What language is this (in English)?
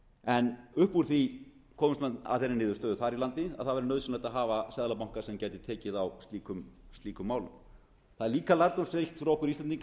Icelandic